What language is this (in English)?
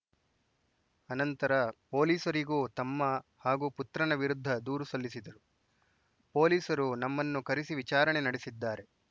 Kannada